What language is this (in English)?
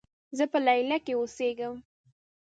Pashto